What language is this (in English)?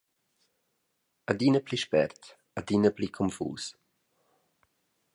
Romansh